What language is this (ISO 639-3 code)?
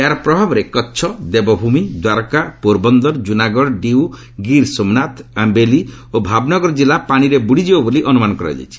ori